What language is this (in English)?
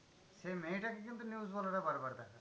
Bangla